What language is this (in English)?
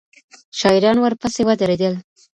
Pashto